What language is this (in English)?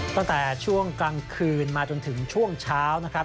Thai